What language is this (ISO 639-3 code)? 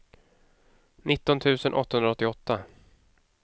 swe